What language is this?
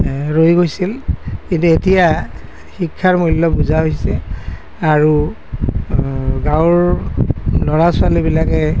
Assamese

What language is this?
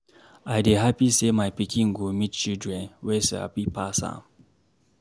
Nigerian Pidgin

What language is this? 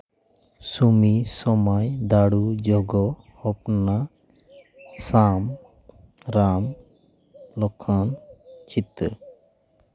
Santali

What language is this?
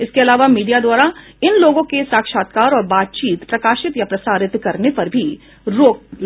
Hindi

